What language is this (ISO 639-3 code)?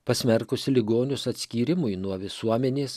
lit